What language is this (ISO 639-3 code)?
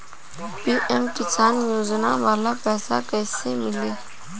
bho